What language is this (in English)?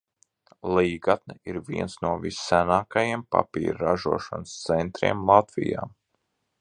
Latvian